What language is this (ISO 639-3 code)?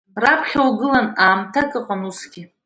abk